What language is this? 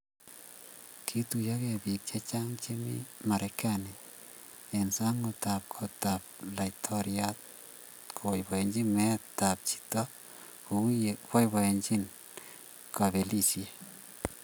Kalenjin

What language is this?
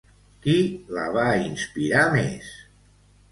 Catalan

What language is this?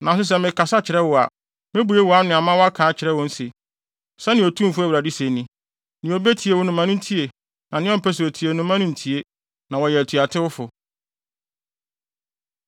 Akan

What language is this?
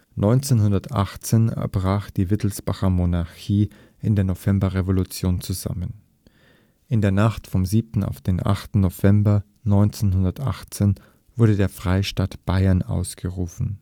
German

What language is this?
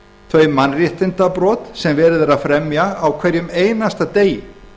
Icelandic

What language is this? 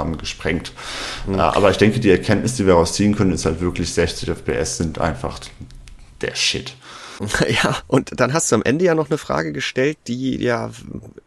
German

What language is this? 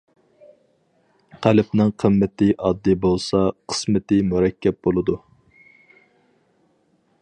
Uyghur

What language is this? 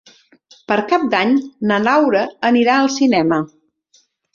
Catalan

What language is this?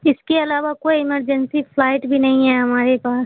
Urdu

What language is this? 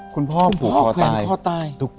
Thai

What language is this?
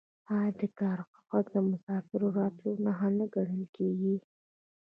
Pashto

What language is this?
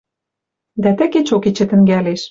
Western Mari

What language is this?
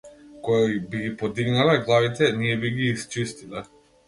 Macedonian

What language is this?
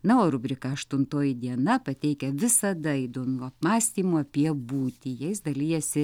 Lithuanian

